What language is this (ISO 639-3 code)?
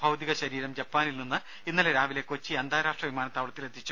mal